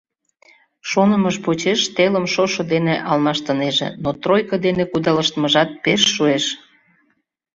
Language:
Mari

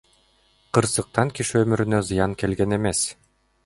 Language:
Kyrgyz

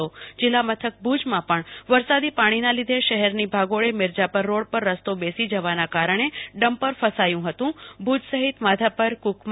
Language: Gujarati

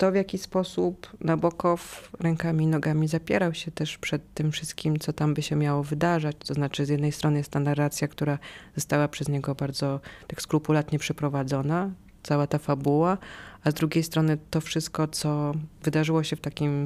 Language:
Polish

